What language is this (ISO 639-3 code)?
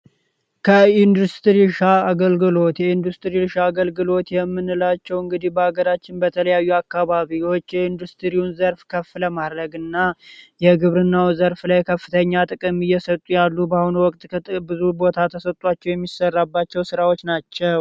amh